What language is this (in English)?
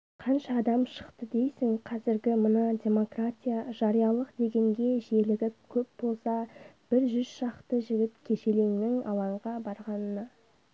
Kazakh